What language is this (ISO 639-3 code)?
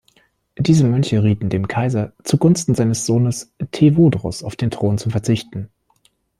deu